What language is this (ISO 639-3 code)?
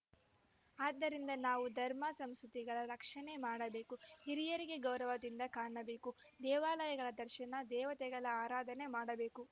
kan